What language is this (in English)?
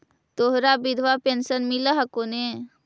Magahi